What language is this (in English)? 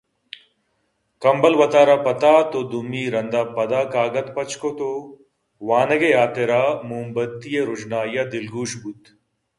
Eastern Balochi